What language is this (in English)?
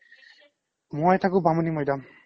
Assamese